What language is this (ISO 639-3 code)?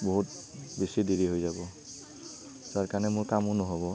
asm